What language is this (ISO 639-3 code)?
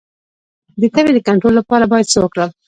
pus